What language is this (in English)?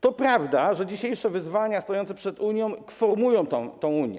Polish